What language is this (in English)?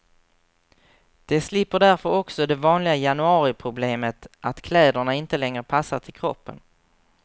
Swedish